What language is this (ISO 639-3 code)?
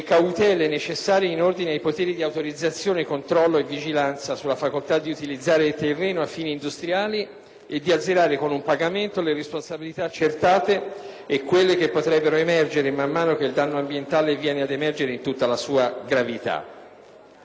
ita